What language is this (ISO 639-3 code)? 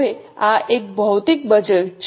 guj